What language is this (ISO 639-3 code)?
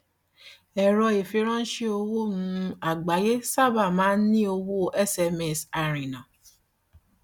yor